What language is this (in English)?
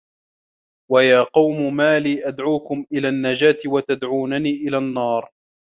Arabic